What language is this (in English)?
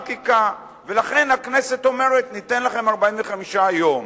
Hebrew